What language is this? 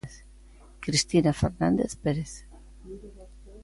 Galician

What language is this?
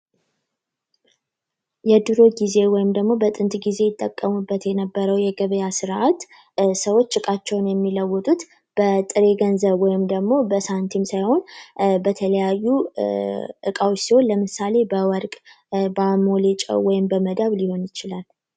Amharic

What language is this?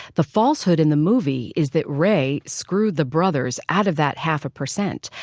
English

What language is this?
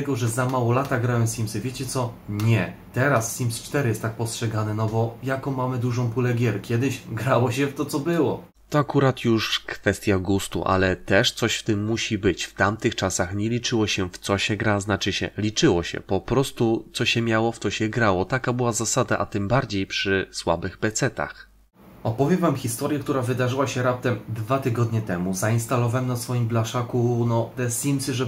Polish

